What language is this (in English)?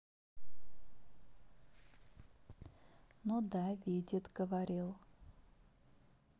Russian